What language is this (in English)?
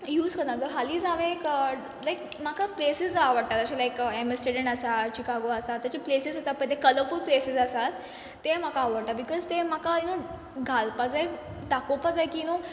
Konkani